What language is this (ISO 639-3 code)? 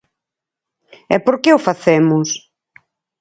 glg